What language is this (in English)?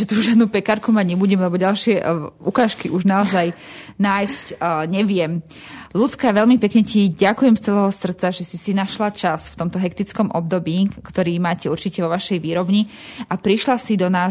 Slovak